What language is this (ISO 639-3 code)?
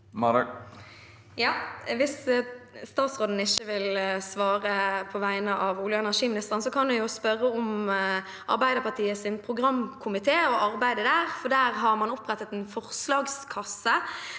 nor